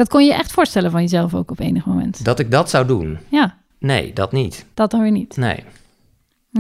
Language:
Dutch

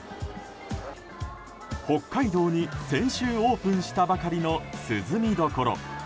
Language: Japanese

